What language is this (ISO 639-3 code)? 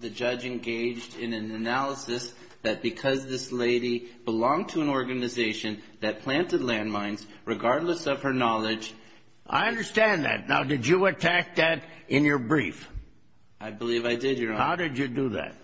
eng